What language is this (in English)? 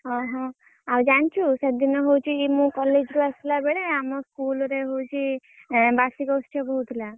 Odia